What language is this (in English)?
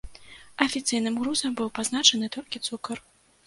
Belarusian